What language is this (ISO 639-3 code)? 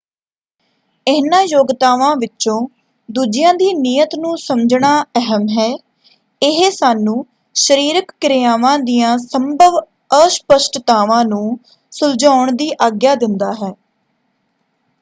pan